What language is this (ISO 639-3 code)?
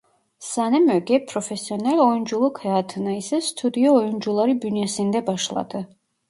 tur